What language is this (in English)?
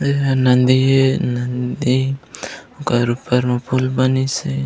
Chhattisgarhi